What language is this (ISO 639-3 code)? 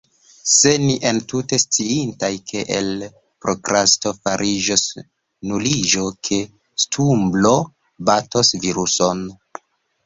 epo